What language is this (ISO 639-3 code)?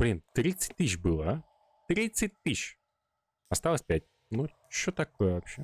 rus